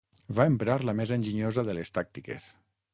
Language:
Catalan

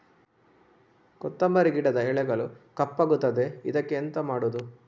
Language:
Kannada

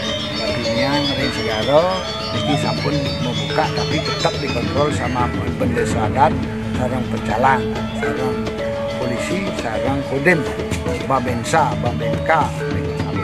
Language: Indonesian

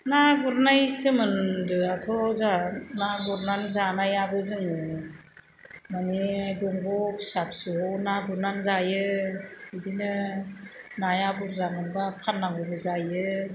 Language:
Bodo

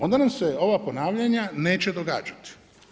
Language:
Croatian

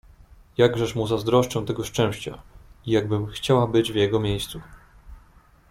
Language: Polish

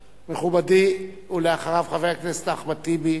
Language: Hebrew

